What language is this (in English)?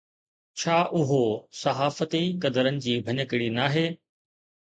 Sindhi